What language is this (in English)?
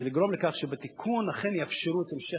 Hebrew